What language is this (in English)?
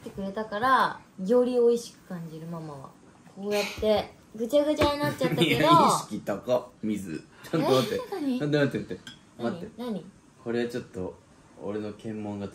Japanese